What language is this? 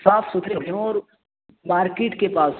Urdu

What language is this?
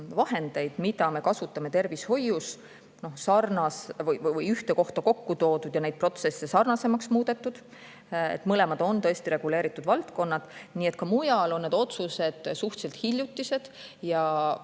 Estonian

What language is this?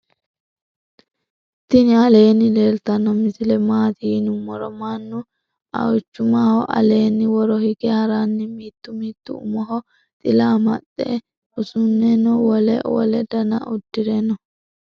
Sidamo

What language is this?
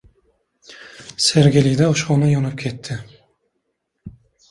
Uzbek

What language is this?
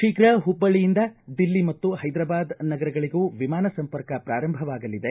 Kannada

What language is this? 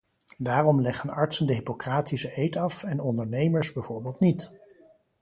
Dutch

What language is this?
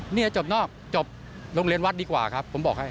Thai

